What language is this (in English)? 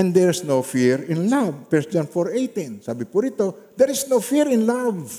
Filipino